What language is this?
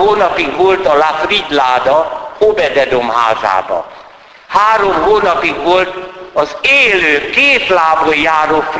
Hungarian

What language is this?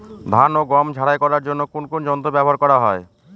Bangla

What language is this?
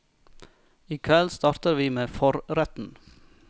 Norwegian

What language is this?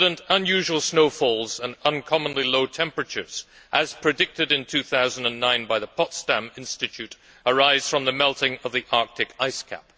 English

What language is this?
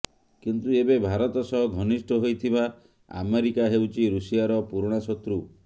Odia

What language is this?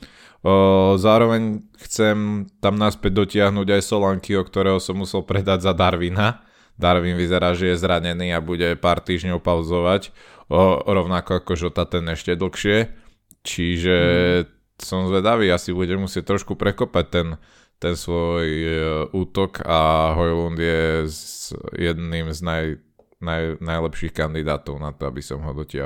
Slovak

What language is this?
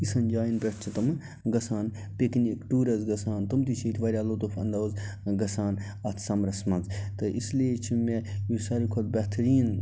Kashmiri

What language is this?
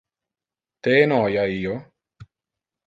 Interlingua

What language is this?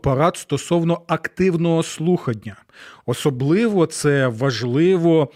Ukrainian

